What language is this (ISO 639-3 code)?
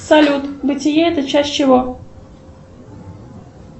rus